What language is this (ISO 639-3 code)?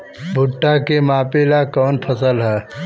bho